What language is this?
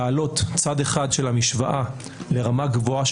Hebrew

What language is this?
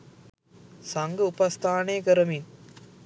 Sinhala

